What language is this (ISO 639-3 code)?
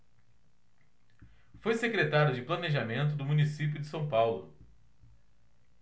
por